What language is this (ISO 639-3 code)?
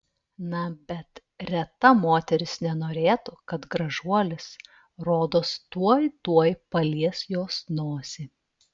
lit